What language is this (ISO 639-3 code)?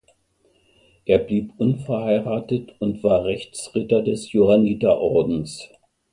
deu